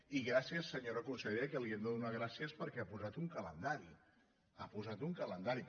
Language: Catalan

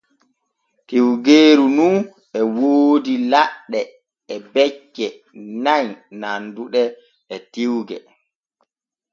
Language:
Borgu Fulfulde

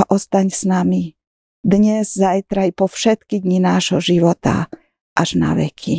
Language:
Slovak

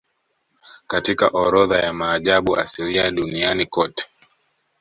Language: Swahili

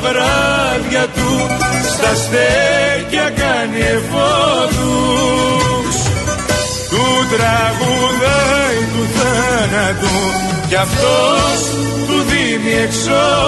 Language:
Greek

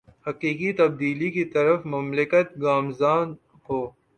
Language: Urdu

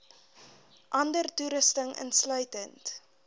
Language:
Afrikaans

